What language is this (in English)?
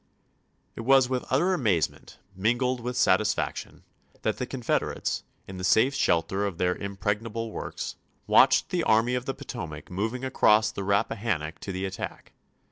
English